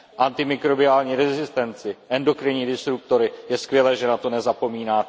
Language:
Czech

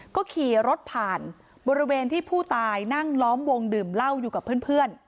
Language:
Thai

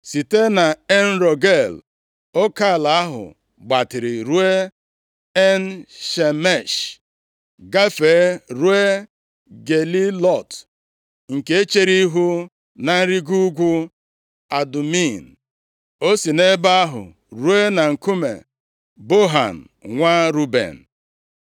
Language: Igbo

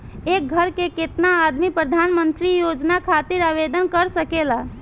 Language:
Bhojpuri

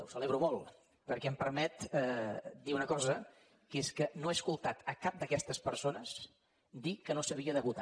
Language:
Catalan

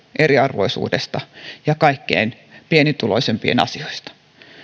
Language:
Finnish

